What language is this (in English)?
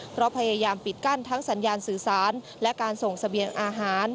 Thai